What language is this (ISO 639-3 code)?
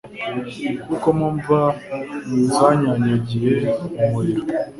kin